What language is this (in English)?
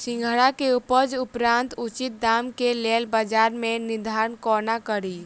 Maithili